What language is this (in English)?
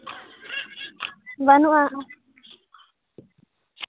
Santali